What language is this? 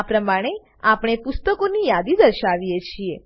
Gujarati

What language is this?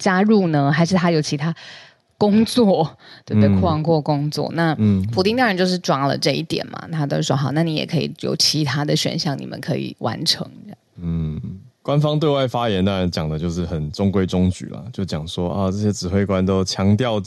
Chinese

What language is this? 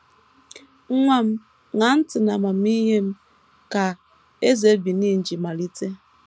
Igbo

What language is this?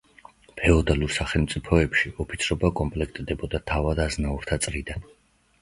Georgian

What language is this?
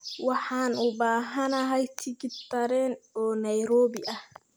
Somali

